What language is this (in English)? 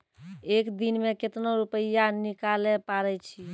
Maithili